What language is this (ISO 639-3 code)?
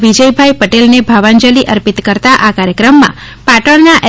guj